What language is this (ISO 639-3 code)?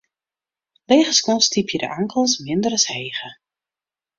fry